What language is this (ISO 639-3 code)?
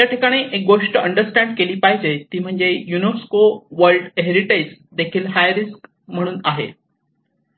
mar